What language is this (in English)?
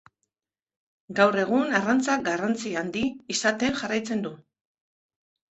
Basque